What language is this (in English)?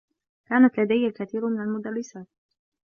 Arabic